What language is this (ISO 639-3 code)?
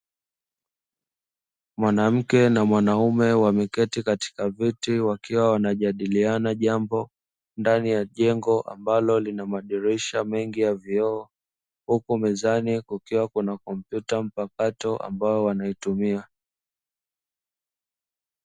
swa